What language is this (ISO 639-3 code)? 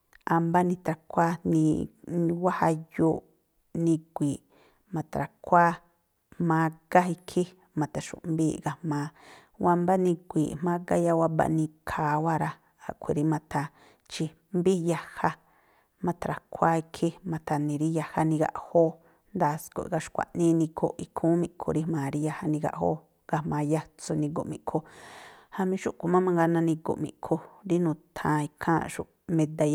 tpl